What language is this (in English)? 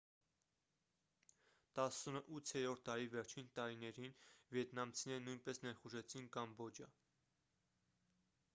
Armenian